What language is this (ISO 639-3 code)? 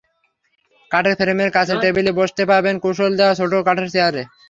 ben